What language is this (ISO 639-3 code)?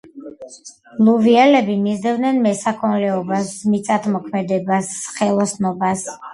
kat